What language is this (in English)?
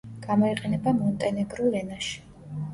Georgian